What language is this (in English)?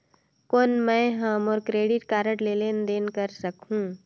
Chhattisgarhi